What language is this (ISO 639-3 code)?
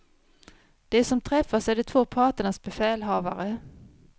swe